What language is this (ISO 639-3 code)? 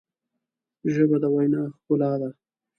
pus